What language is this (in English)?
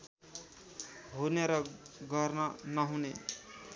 Nepali